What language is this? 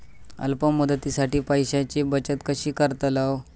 Marathi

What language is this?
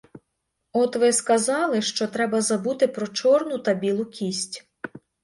Ukrainian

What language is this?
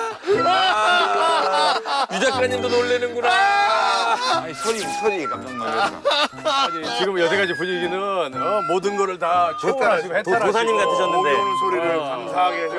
Korean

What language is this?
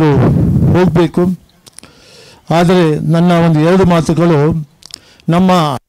Turkish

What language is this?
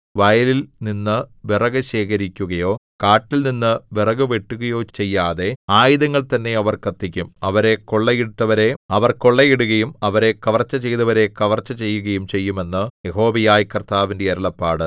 Malayalam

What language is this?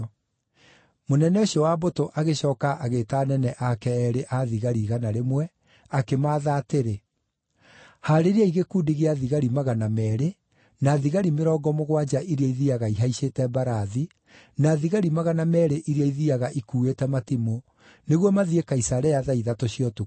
Kikuyu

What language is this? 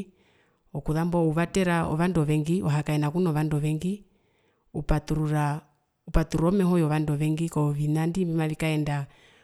Herero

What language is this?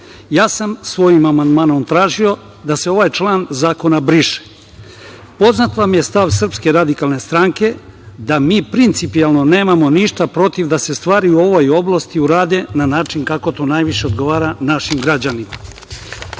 Serbian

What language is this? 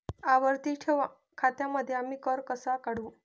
Marathi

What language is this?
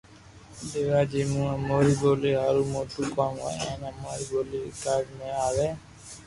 Loarki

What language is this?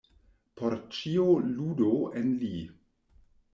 Esperanto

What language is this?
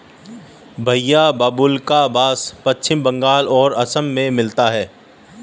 Hindi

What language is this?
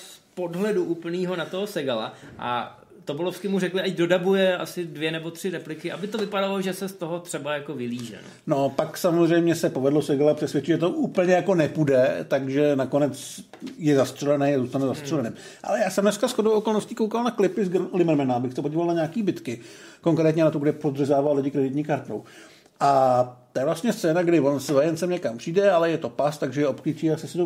Czech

